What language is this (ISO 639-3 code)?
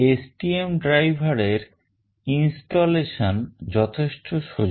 ben